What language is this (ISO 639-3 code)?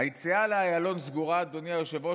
heb